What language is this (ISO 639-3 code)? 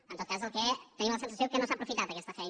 cat